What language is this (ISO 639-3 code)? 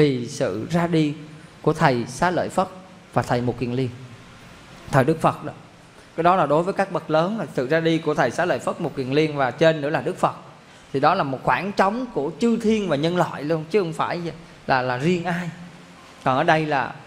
vie